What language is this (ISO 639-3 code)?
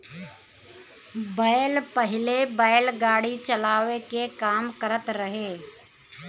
bho